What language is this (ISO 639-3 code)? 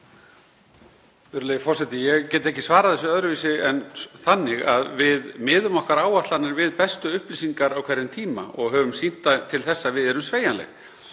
isl